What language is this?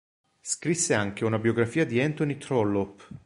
Italian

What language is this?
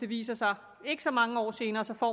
Danish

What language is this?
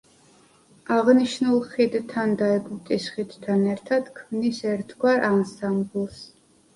Georgian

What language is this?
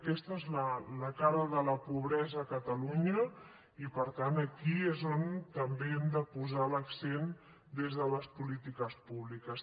Catalan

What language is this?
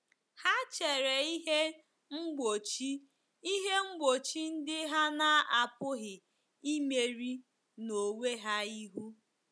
Igbo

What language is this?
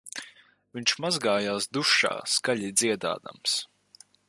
Latvian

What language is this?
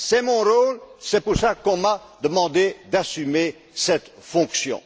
French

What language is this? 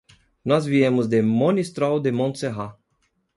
Portuguese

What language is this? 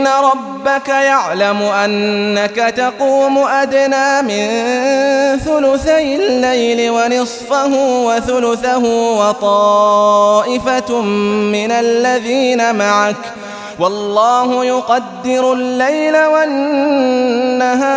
Arabic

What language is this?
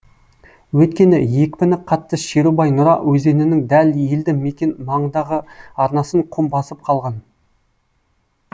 Kazakh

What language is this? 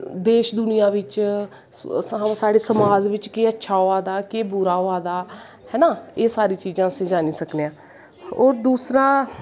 Dogri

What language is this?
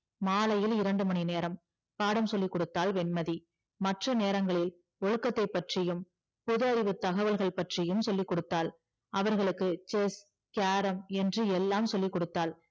Tamil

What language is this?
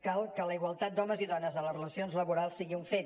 Catalan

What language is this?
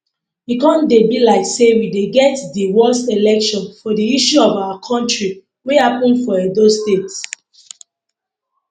Nigerian Pidgin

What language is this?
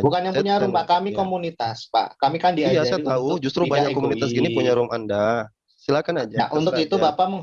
Indonesian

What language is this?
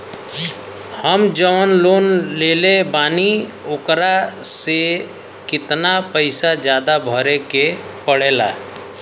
Bhojpuri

